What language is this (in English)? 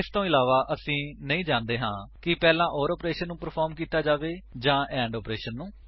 Punjabi